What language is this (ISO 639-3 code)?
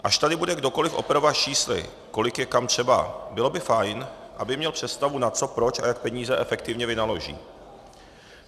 ces